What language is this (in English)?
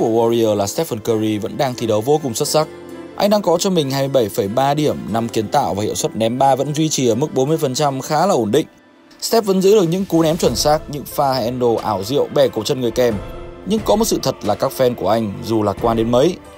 Vietnamese